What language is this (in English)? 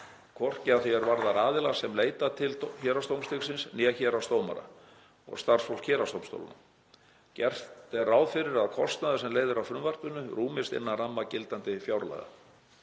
Icelandic